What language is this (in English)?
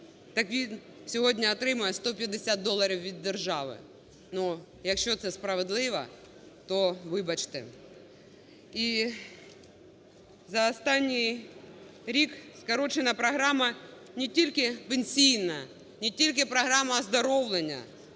Ukrainian